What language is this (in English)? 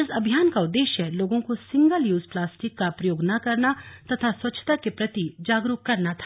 Hindi